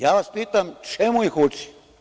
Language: Serbian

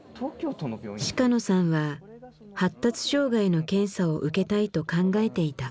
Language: Japanese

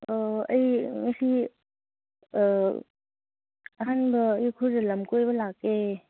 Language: Manipuri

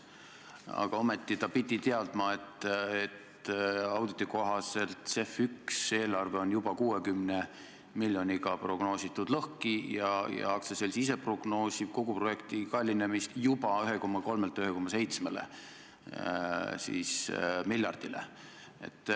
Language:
Estonian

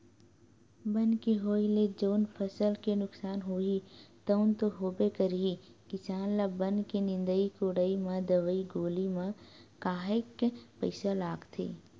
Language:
Chhattisgarhi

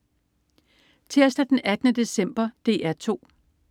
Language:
Danish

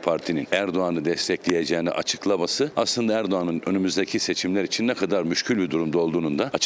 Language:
Turkish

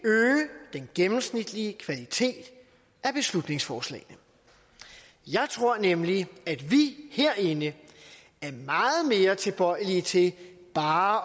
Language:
Danish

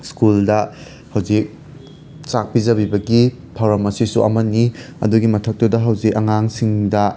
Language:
Manipuri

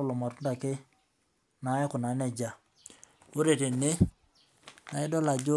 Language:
Masai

